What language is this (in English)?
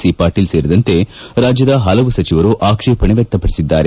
Kannada